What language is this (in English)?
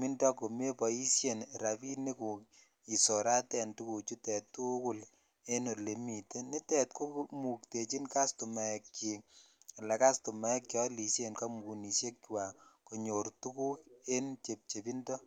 Kalenjin